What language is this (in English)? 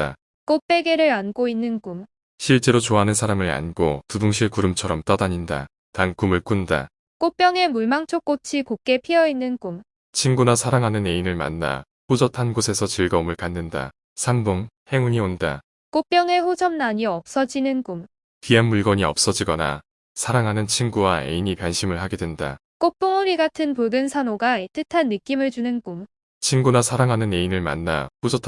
Korean